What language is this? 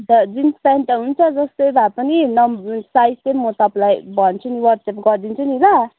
Nepali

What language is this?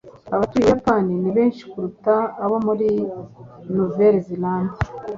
Kinyarwanda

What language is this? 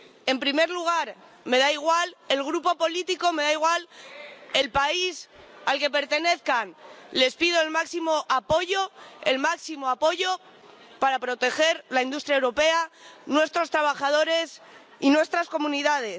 Spanish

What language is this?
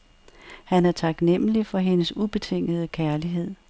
Danish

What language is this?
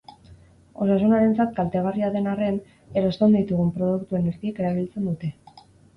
Basque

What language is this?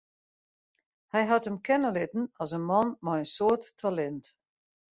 Western Frisian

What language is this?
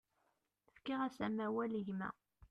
Kabyle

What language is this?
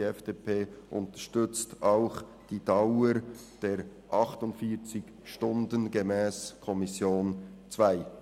Swiss German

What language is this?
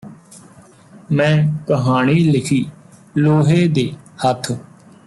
Punjabi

